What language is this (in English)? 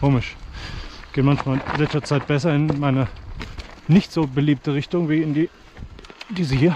German